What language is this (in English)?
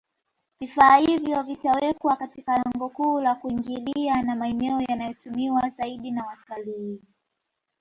Swahili